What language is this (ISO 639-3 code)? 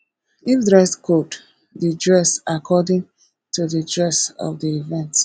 pcm